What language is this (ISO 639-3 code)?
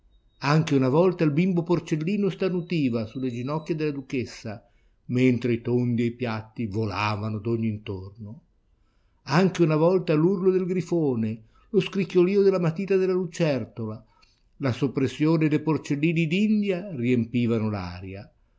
ita